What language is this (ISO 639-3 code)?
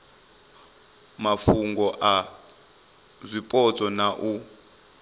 ven